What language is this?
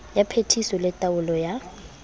Southern Sotho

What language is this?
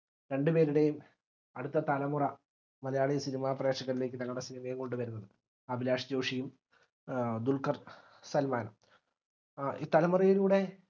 Malayalam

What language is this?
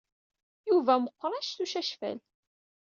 Kabyle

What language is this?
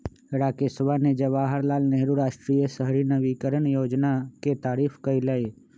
Magahi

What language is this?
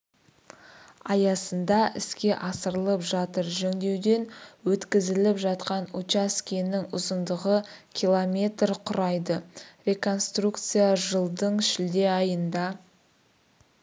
Kazakh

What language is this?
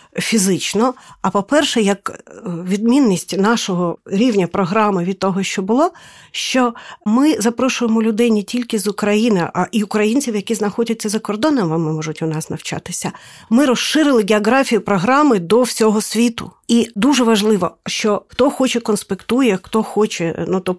Ukrainian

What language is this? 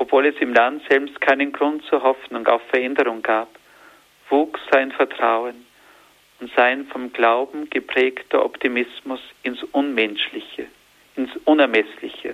German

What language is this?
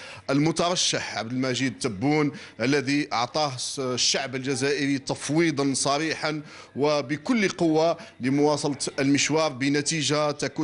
Arabic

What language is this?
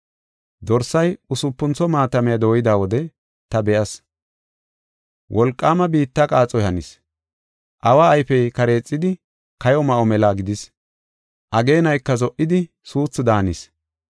Gofa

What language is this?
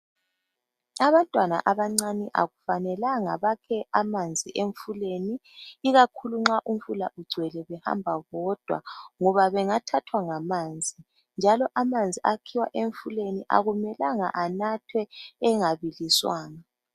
North Ndebele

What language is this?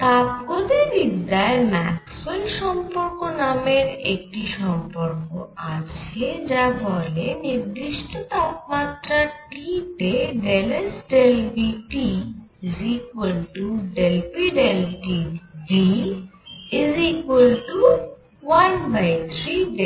Bangla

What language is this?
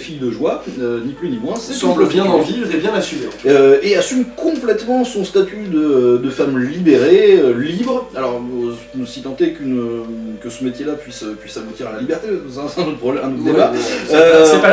French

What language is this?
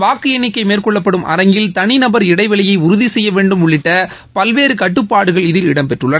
Tamil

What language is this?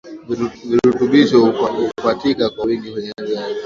Swahili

